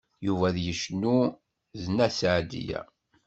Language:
Kabyle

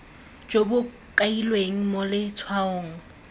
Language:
Tswana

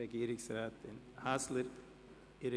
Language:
Swiss German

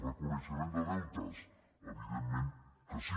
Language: Catalan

